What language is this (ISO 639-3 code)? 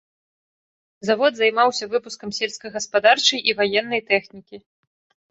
bel